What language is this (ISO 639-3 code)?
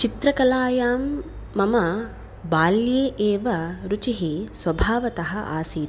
san